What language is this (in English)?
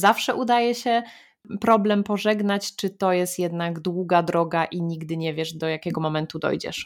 Polish